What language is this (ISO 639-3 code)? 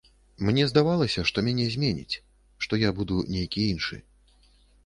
bel